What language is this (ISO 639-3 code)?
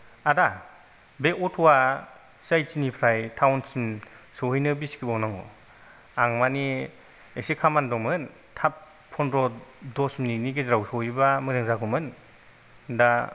brx